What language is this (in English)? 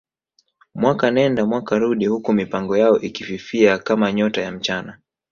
Swahili